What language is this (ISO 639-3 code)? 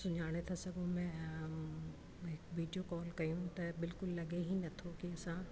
snd